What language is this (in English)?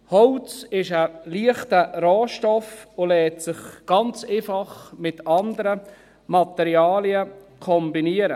Swiss German